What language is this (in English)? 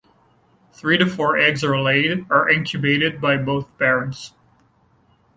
English